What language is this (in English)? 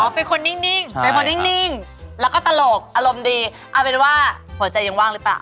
Thai